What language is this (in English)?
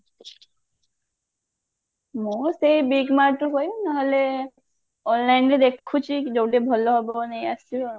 Odia